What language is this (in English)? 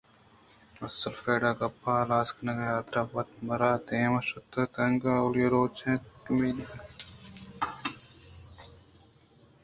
Eastern Balochi